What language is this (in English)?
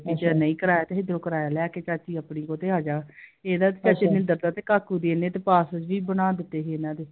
Punjabi